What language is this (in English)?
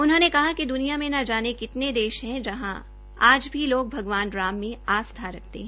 Hindi